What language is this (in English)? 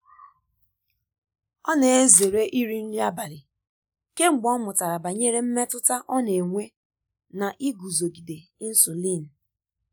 Igbo